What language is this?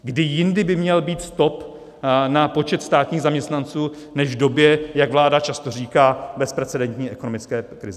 Czech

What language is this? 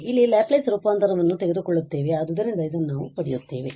Kannada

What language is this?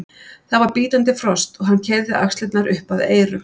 Icelandic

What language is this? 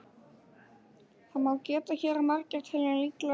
Icelandic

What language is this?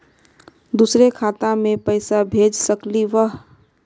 Magahi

